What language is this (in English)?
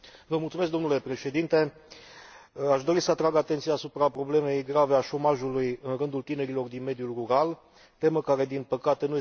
Romanian